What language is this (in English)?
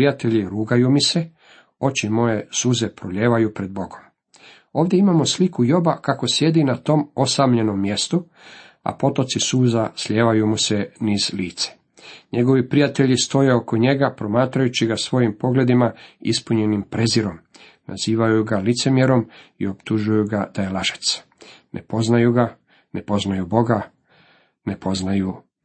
Croatian